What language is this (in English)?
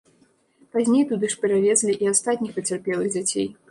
Belarusian